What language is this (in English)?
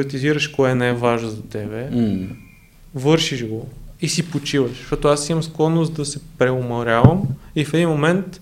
Bulgarian